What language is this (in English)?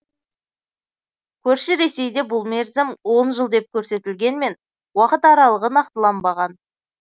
Kazakh